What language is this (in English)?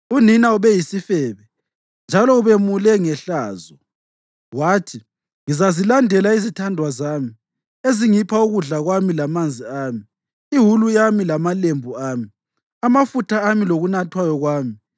North Ndebele